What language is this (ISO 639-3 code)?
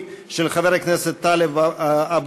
heb